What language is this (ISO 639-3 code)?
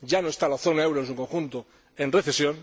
spa